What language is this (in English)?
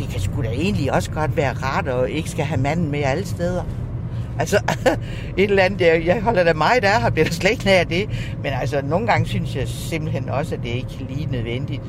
Danish